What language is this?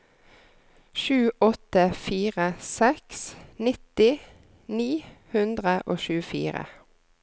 Norwegian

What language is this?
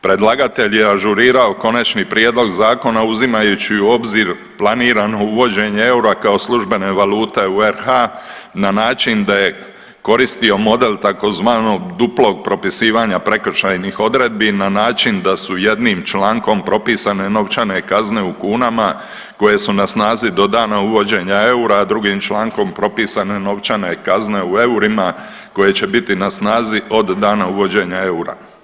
Croatian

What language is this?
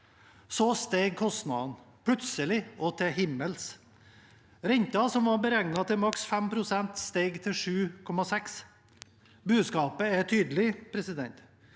Norwegian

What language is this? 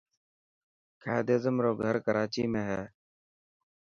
Dhatki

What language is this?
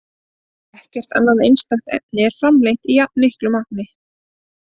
Icelandic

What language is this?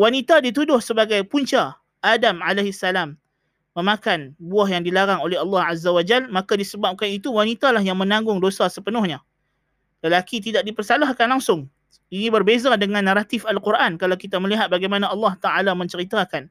Malay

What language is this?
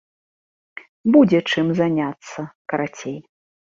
Belarusian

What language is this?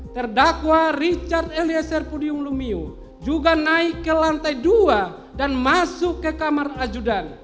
Indonesian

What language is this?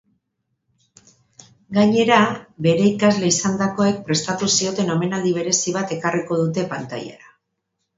Basque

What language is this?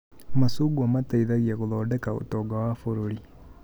Kikuyu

